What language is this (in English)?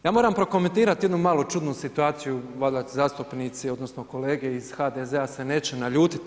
Croatian